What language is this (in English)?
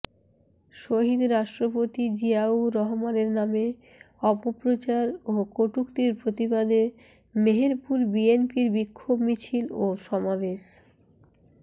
Bangla